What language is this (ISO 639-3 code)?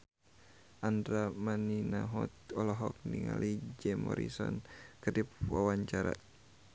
sun